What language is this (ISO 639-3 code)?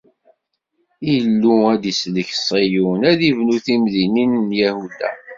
kab